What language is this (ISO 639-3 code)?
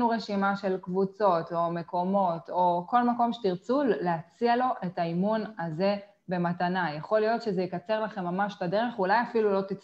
heb